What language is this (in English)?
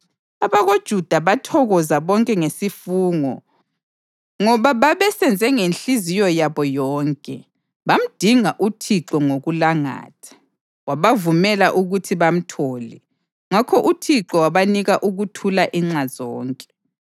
North Ndebele